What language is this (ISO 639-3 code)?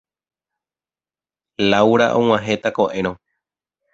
grn